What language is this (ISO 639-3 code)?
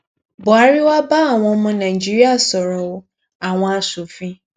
yor